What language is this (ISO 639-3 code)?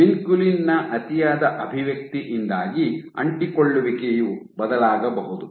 kan